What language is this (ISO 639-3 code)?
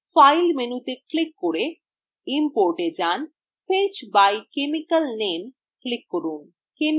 ben